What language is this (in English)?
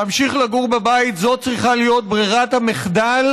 Hebrew